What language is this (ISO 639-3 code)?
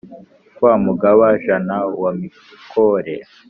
kin